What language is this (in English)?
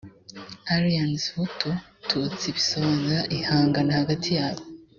Kinyarwanda